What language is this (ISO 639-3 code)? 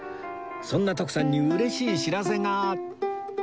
jpn